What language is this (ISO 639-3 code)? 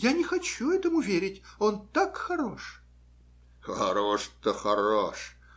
rus